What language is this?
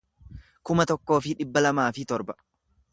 Oromo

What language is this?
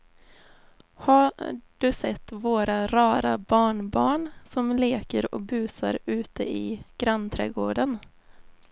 Swedish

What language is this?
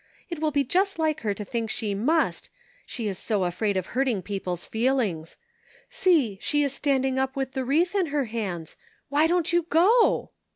English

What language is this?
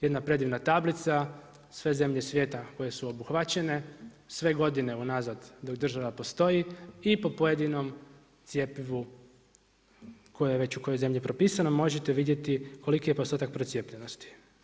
Croatian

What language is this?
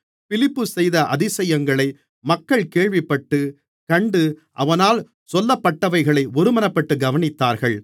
Tamil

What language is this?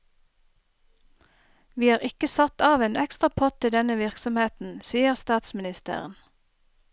Norwegian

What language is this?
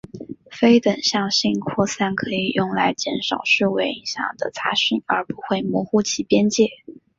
Chinese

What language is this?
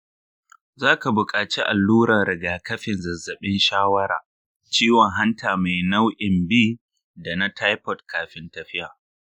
Hausa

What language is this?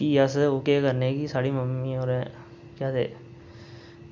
Dogri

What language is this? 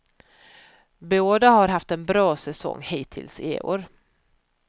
Swedish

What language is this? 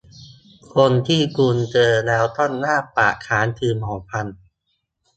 Thai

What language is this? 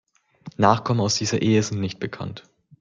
German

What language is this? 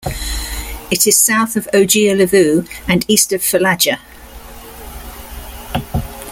English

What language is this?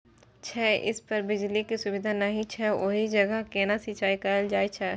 Maithili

